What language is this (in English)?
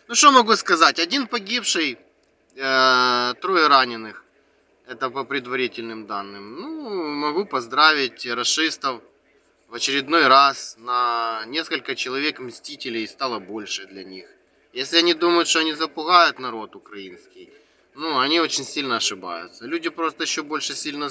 Russian